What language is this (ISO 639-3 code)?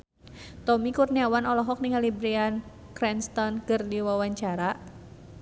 sun